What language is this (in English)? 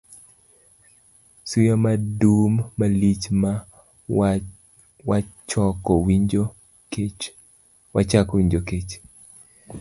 Luo (Kenya and Tanzania)